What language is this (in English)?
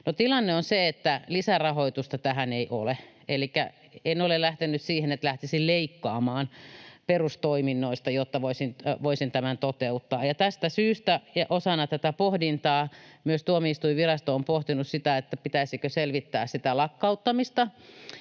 Finnish